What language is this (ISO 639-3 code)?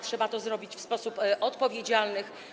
pol